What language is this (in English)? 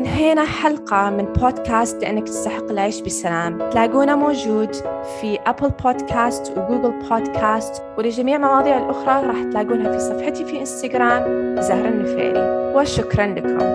Arabic